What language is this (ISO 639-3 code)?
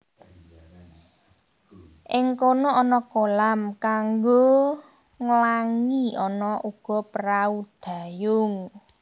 jav